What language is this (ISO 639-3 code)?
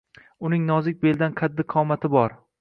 uzb